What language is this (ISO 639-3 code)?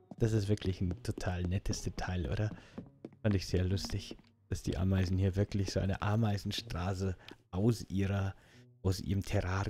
deu